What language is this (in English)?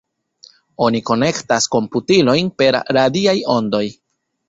Esperanto